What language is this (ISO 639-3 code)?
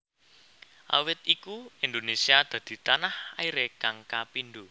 jav